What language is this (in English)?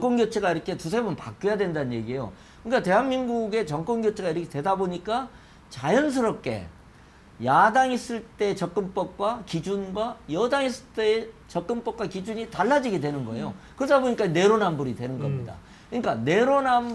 Korean